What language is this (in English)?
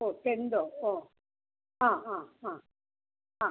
Malayalam